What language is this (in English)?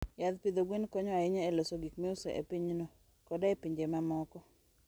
Luo (Kenya and Tanzania)